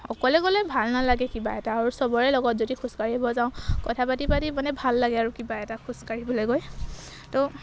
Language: Assamese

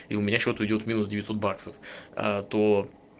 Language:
Russian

